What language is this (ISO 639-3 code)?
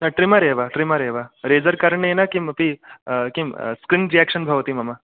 san